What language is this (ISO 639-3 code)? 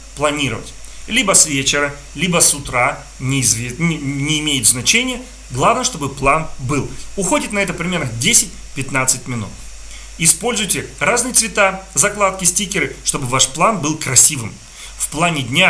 rus